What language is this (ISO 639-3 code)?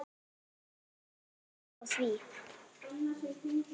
isl